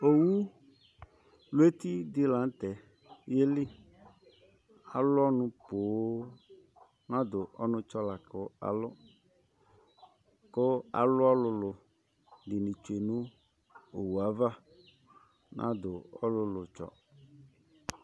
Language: Ikposo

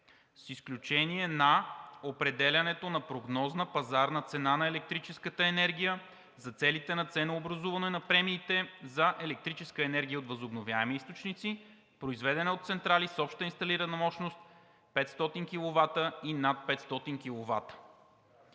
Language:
Bulgarian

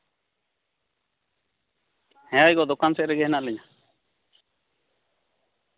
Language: Santali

